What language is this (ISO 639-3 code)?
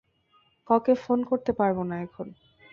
ben